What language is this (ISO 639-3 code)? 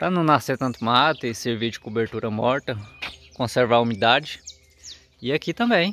por